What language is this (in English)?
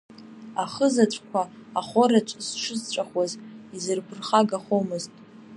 Abkhazian